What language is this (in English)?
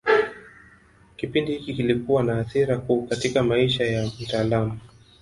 Swahili